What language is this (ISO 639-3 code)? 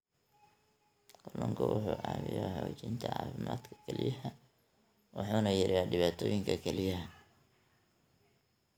som